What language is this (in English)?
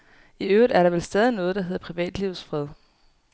Danish